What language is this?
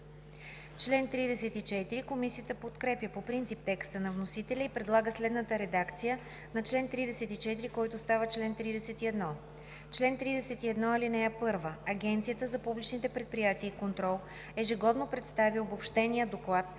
Bulgarian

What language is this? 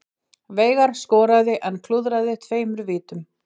Icelandic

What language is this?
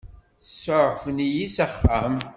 Kabyle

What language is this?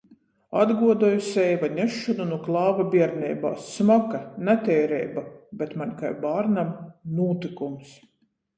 Latgalian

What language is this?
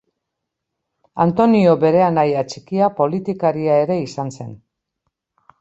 Basque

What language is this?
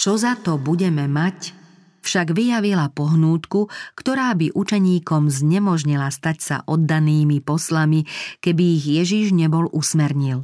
Slovak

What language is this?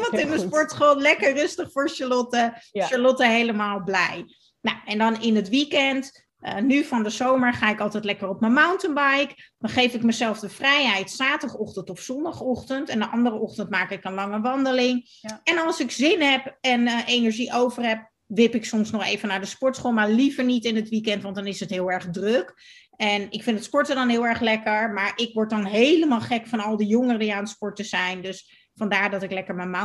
Dutch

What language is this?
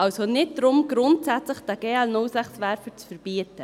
Swiss German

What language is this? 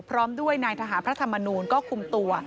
Thai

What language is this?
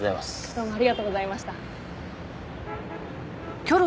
Japanese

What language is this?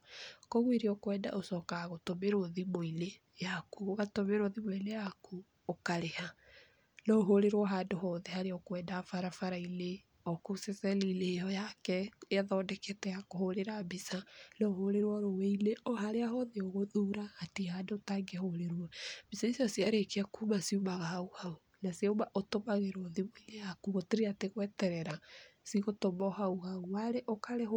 Kikuyu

